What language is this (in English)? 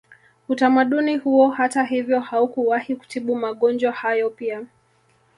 Swahili